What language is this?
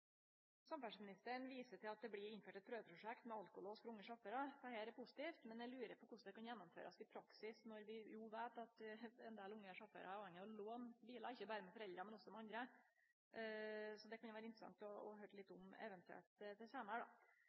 Norwegian Nynorsk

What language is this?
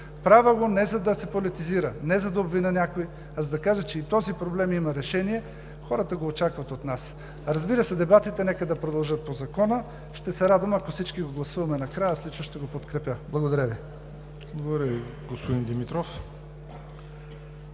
Bulgarian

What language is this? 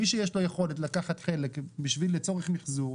Hebrew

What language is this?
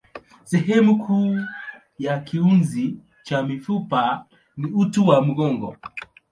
Swahili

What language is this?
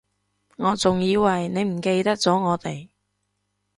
Cantonese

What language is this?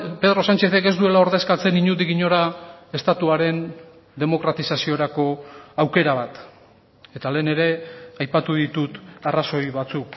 Basque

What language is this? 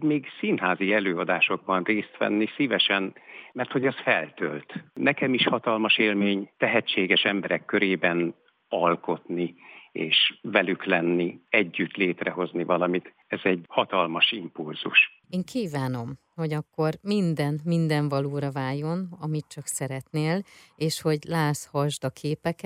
Hungarian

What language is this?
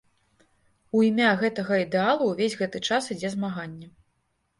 Belarusian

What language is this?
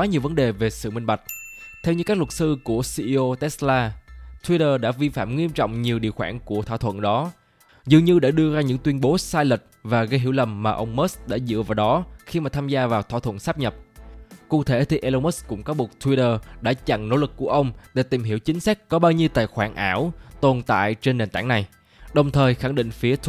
Vietnamese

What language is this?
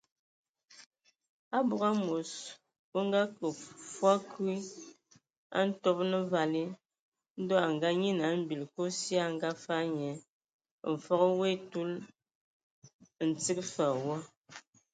Ewondo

